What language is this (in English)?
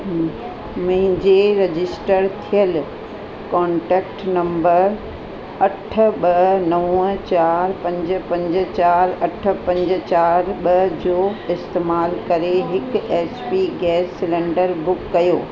Sindhi